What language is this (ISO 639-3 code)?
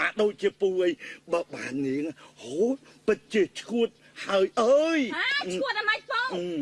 vie